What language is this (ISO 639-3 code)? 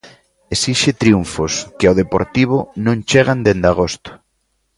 glg